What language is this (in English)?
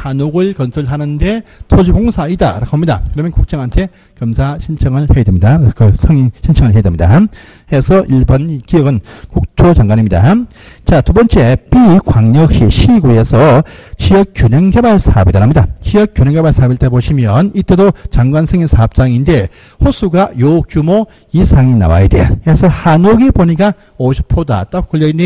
Korean